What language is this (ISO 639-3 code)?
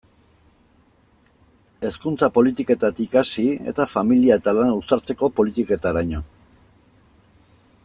eus